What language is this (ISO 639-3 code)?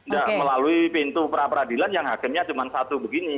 ind